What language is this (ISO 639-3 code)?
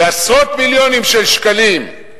heb